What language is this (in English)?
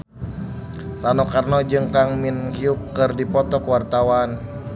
Sundanese